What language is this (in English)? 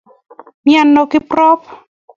Kalenjin